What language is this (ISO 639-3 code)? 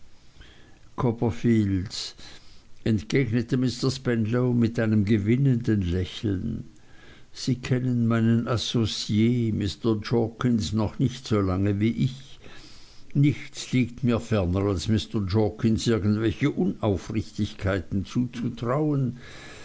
deu